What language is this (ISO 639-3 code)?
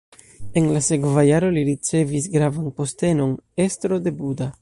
epo